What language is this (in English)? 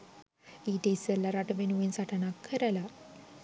Sinhala